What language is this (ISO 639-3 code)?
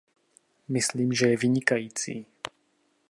ces